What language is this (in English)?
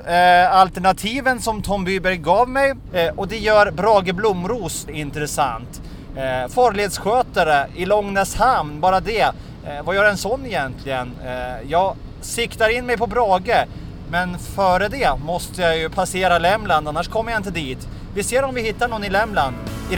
Swedish